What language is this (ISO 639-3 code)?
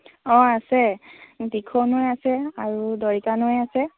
asm